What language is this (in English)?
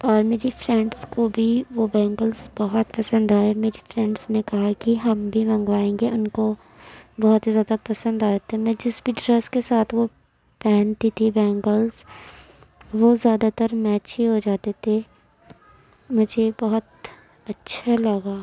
Urdu